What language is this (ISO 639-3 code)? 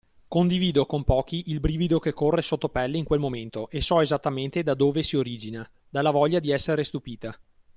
ita